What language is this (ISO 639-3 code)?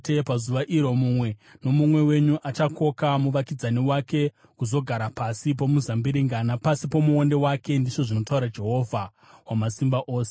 sna